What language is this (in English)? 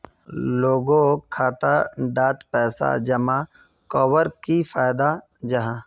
Magahi